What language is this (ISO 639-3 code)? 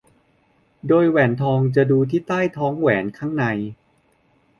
tha